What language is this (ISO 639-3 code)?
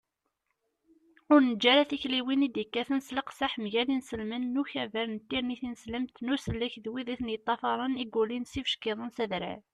kab